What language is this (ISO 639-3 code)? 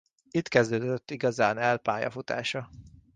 hun